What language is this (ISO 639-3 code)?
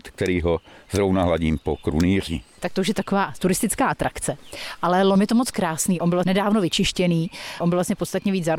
ces